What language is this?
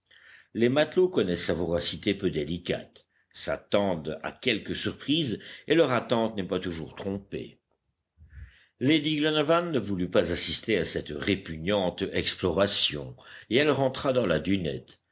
French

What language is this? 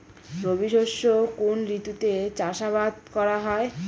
Bangla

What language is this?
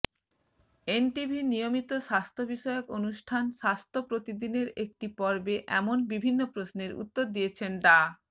Bangla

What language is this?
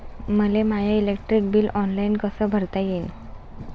Marathi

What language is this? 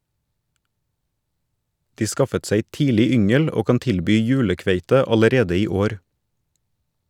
Norwegian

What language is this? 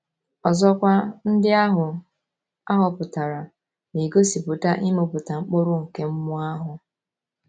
Igbo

